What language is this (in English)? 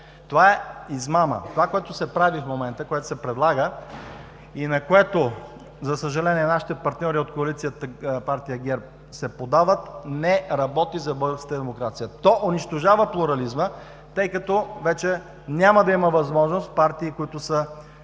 Bulgarian